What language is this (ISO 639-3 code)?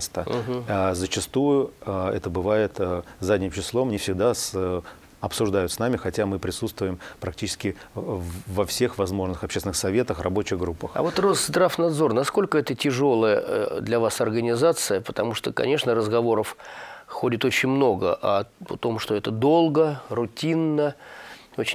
rus